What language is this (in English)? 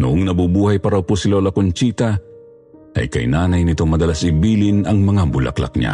Filipino